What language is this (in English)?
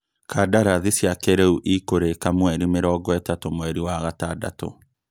Kikuyu